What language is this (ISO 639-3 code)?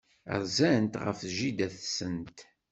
kab